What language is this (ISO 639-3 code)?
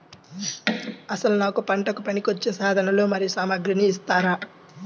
tel